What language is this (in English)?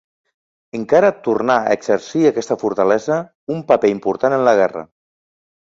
Catalan